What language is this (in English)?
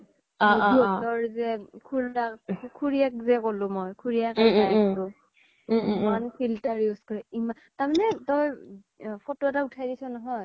Assamese